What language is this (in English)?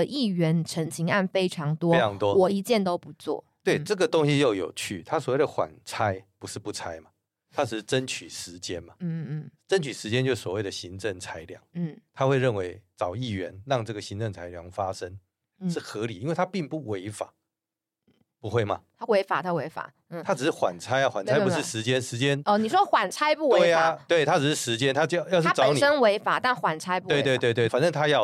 Chinese